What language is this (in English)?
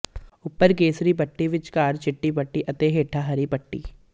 Punjabi